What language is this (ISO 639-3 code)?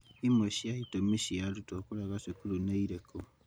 kik